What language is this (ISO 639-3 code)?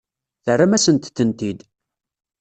kab